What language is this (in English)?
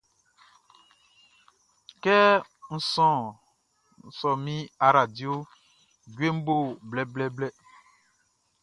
Baoulé